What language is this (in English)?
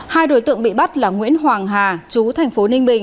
Vietnamese